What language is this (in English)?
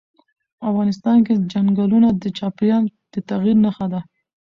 Pashto